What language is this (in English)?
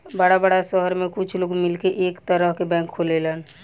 Bhojpuri